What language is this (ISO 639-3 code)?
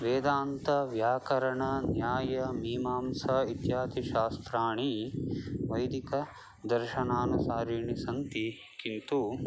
san